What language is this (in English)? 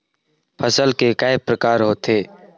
Chhattisgarhi